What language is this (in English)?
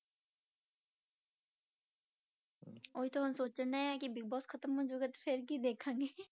Punjabi